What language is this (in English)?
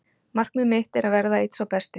Icelandic